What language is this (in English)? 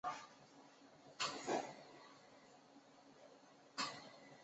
Chinese